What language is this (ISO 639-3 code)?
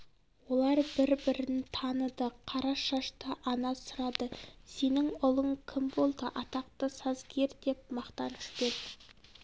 kaz